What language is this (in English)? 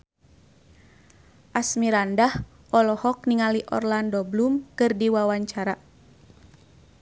Sundanese